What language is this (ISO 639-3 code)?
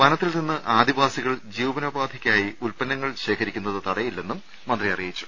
mal